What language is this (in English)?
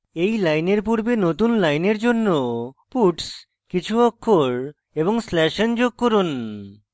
Bangla